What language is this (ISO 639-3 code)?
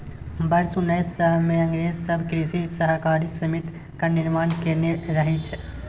mai